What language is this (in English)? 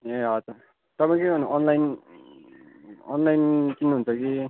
Nepali